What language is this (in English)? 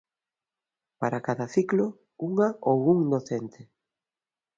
Galician